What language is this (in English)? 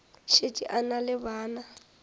Northern Sotho